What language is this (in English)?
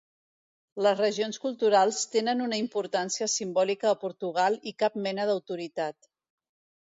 Catalan